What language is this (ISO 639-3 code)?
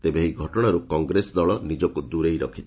ori